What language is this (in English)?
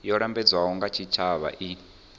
Venda